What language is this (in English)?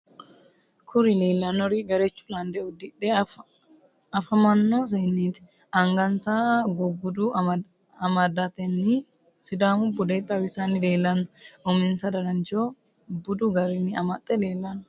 Sidamo